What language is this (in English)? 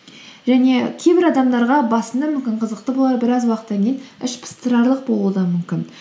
Kazakh